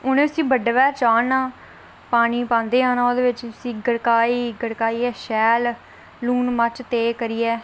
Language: Dogri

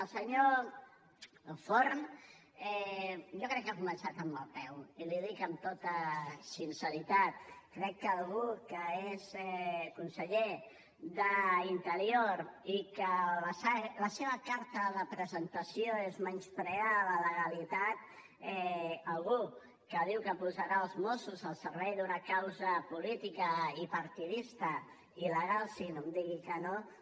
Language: Catalan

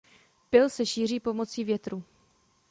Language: Czech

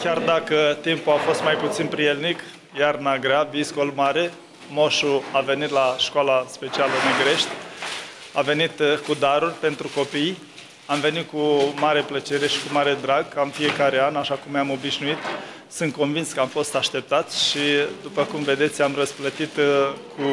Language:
Romanian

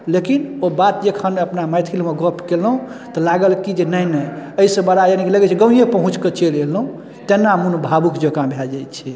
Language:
Maithili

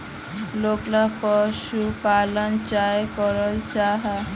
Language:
Magahi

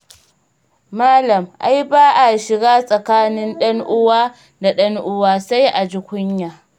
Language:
Hausa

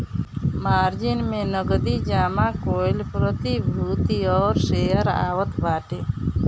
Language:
Bhojpuri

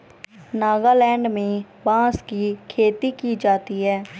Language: Hindi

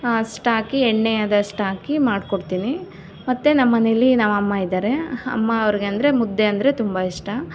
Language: Kannada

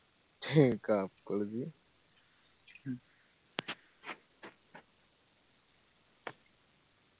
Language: Malayalam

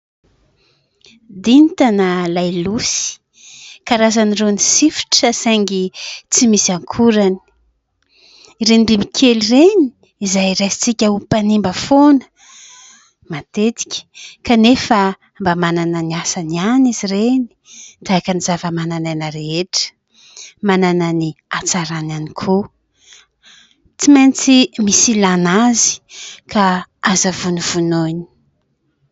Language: Malagasy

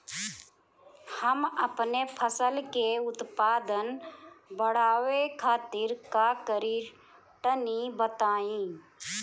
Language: Bhojpuri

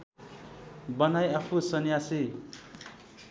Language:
Nepali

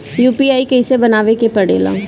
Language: Bhojpuri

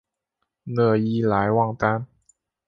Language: Chinese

